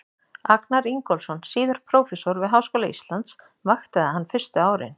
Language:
Icelandic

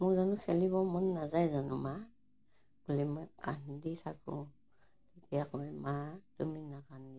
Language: Assamese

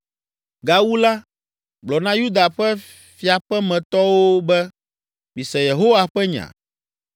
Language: Ewe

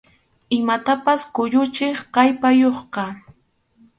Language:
Arequipa-La Unión Quechua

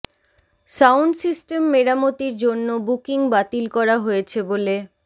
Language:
Bangla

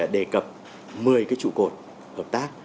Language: Vietnamese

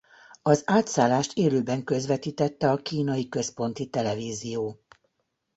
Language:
Hungarian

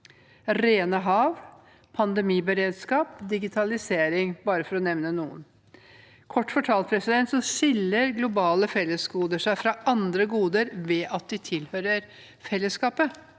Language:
Norwegian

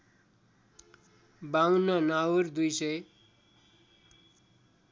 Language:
Nepali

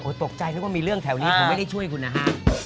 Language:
Thai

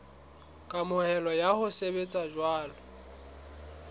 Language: Southern Sotho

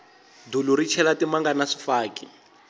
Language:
Tsonga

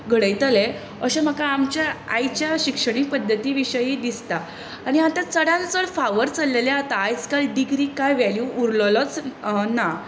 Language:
Konkani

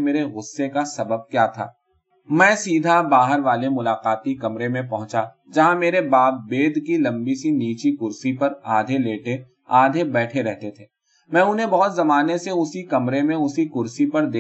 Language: Urdu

